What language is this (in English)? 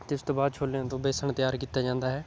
Punjabi